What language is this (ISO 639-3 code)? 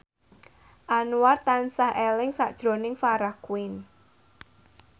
jav